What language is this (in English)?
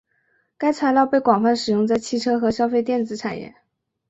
Chinese